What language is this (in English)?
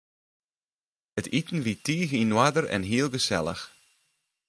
Western Frisian